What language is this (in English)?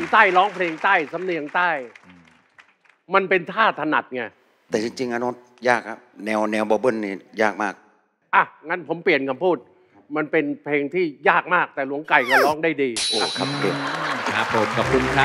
Thai